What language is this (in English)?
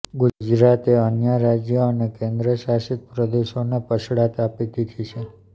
Gujarati